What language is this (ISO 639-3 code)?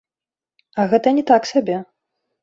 bel